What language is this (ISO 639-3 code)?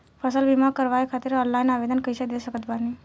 bho